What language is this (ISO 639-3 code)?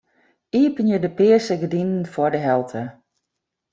fry